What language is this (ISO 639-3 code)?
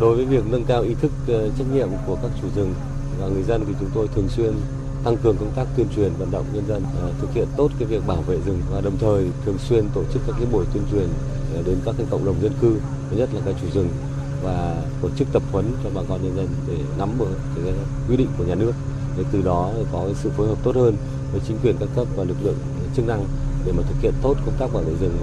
vie